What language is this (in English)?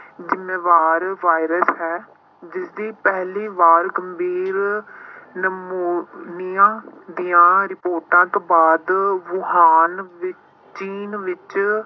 Punjabi